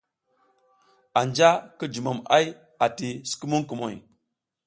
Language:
South Giziga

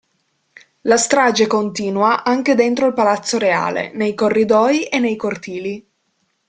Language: Italian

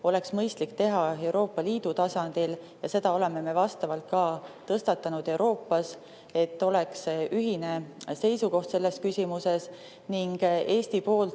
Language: Estonian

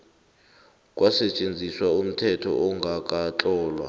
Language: South Ndebele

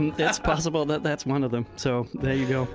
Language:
English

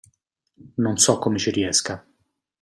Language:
Italian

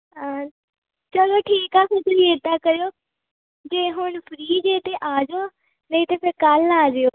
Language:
Punjabi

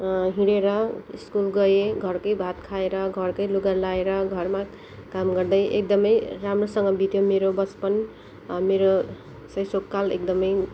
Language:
Nepali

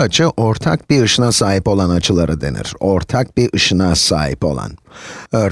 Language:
Turkish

